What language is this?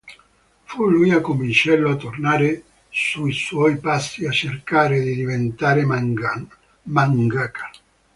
Italian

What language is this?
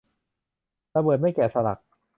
Thai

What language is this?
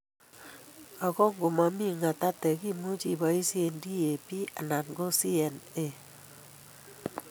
Kalenjin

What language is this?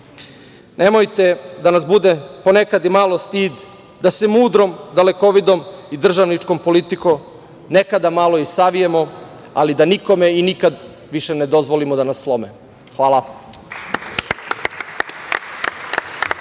Serbian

